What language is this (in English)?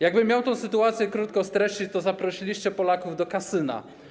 Polish